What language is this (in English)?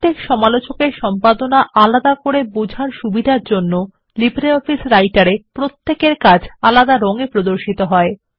Bangla